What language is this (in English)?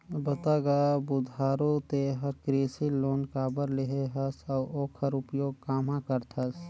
Chhattisgarhi